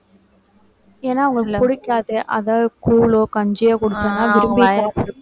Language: Tamil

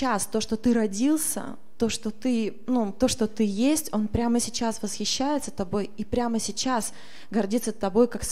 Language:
Russian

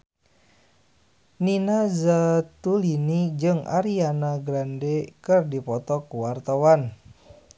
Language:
Sundanese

